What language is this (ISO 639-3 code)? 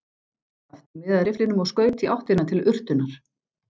isl